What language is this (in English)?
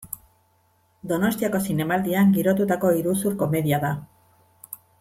Basque